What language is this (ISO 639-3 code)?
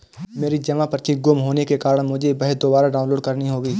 hin